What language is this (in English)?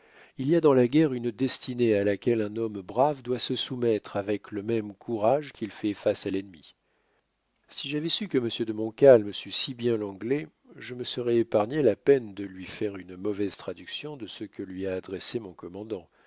French